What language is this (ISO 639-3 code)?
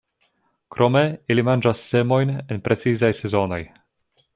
epo